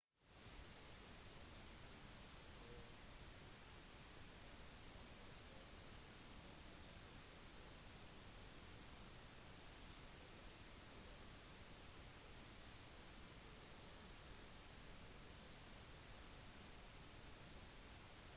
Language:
Norwegian Bokmål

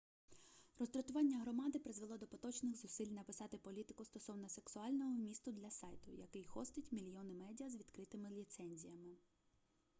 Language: Ukrainian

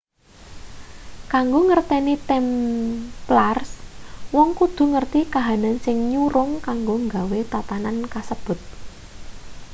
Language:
Javanese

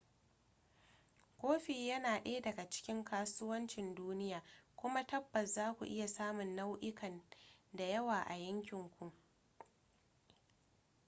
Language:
Hausa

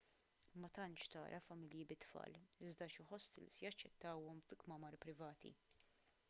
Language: Maltese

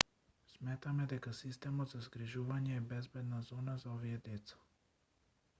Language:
Macedonian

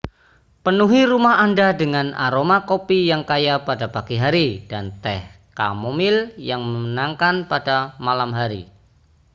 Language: Indonesian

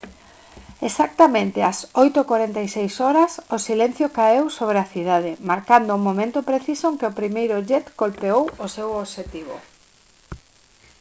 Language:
Galician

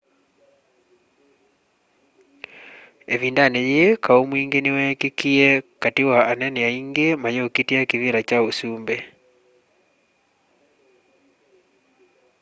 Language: Kamba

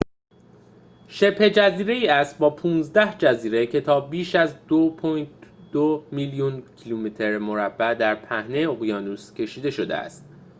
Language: Persian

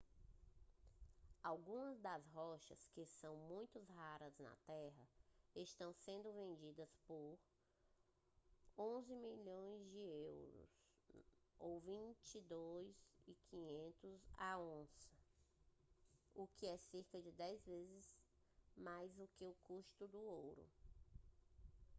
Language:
Portuguese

